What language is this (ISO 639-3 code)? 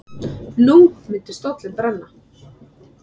isl